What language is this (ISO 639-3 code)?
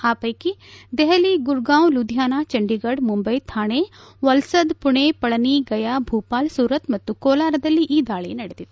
kan